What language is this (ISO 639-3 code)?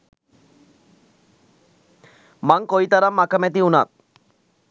sin